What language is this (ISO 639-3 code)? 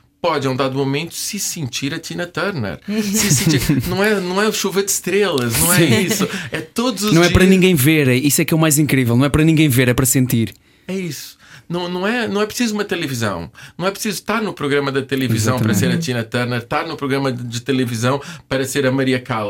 por